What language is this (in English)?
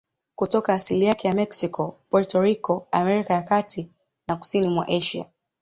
Swahili